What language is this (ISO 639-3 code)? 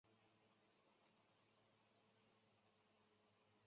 zho